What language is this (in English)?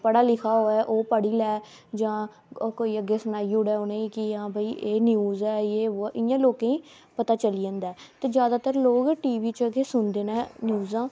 Dogri